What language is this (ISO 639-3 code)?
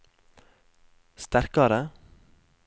nor